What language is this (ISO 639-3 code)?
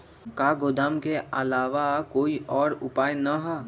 mag